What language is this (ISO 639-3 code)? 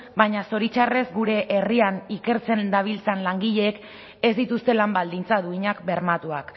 eus